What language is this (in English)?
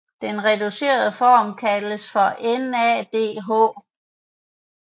Danish